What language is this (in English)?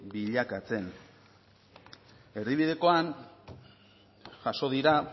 Basque